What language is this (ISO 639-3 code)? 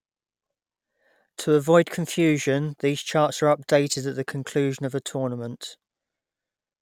eng